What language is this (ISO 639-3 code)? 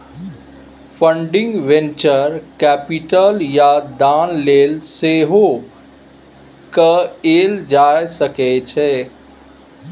mai